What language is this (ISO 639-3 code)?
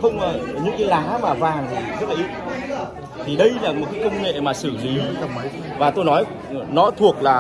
vie